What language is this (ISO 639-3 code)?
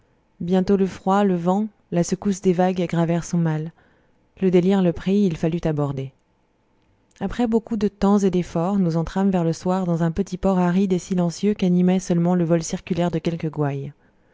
fra